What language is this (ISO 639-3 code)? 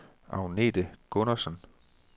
dan